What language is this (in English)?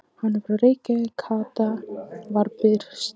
Icelandic